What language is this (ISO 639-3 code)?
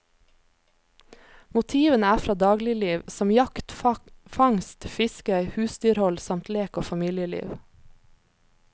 nor